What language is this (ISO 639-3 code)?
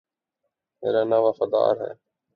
urd